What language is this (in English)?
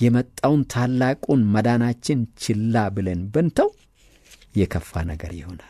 Arabic